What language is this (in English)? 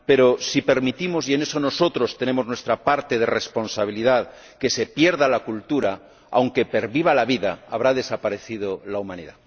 Spanish